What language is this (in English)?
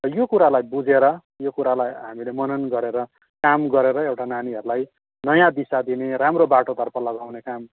Nepali